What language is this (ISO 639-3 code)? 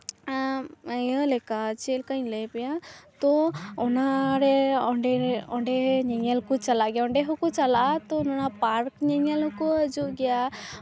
sat